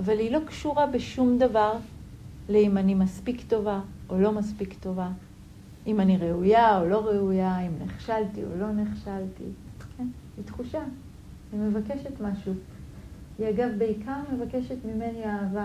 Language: Hebrew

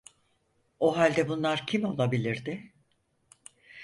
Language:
Turkish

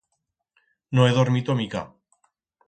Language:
Aragonese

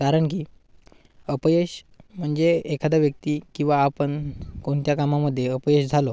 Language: Marathi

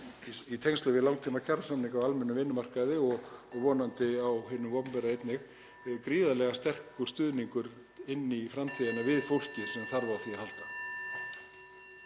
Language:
Icelandic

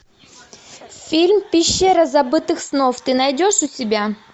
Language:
Russian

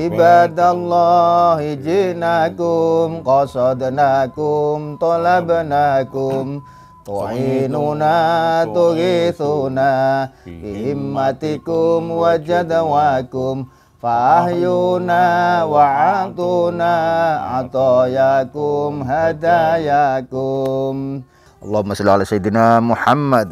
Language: Indonesian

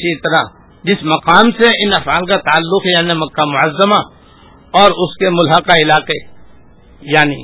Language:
Urdu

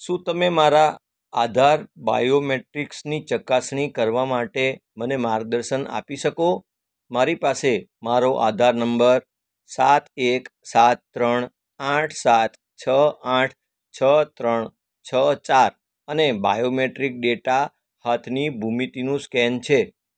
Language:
Gujarati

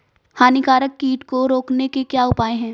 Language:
Hindi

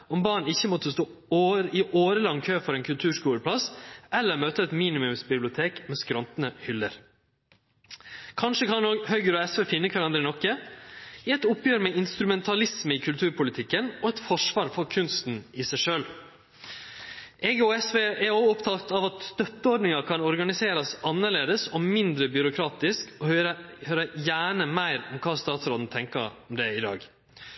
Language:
Norwegian Nynorsk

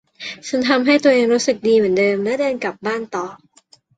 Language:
Thai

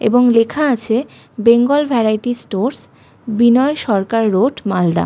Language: Bangla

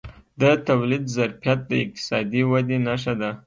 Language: Pashto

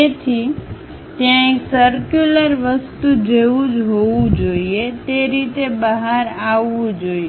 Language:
Gujarati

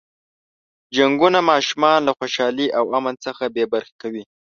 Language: Pashto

